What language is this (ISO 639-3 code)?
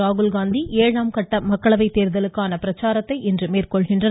tam